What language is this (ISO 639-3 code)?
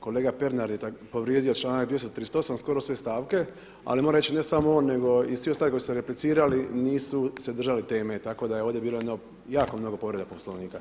hrv